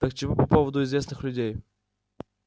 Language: Russian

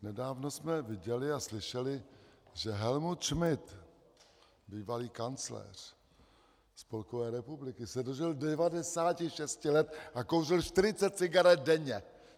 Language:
Czech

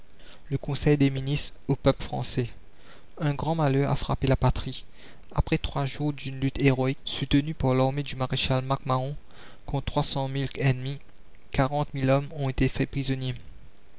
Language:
French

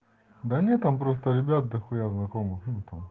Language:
Russian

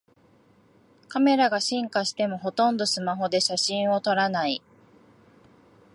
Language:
Japanese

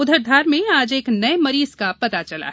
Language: Hindi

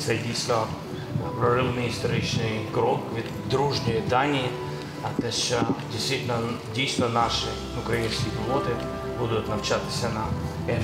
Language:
Ukrainian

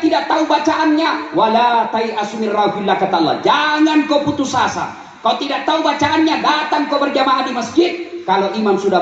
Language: Indonesian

